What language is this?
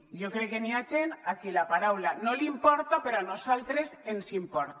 Catalan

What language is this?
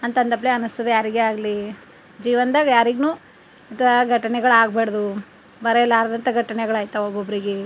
Kannada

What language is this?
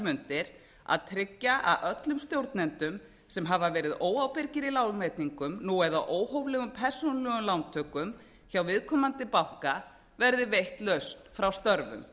Icelandic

